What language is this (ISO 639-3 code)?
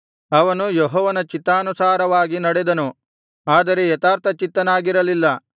kan